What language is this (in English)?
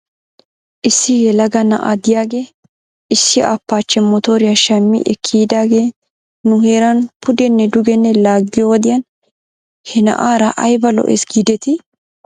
Wolaytta